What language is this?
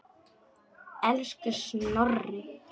Icelandic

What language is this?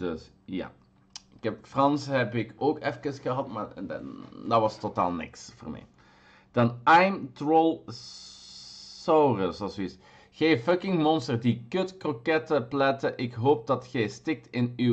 Dutch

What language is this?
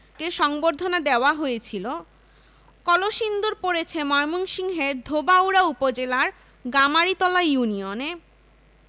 Bangla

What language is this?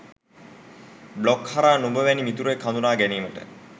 Sinhala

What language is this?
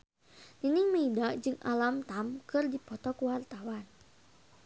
Sundanese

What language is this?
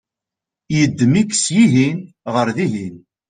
Kabyle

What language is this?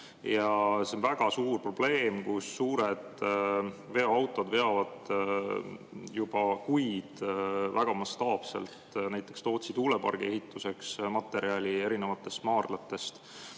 Estonian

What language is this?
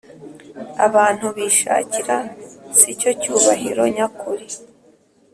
Kinyarwanda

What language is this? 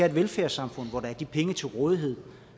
Danish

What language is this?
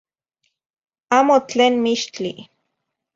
Zacatlán-Ahuacatlán-Tepetzintla Nahuatl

